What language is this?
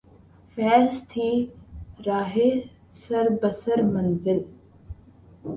Urdu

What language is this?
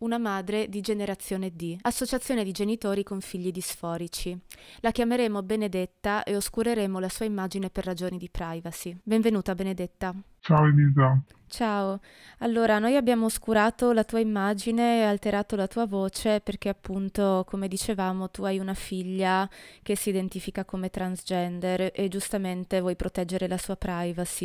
Italian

